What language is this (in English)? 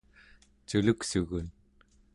Central Yupik